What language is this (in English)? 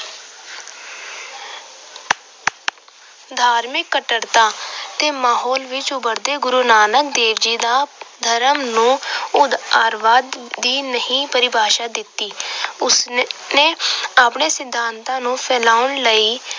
Punjabi